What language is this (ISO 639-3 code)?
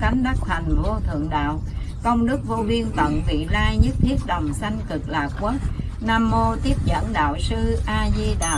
vie